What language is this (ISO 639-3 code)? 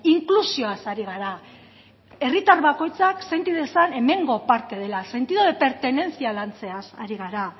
eus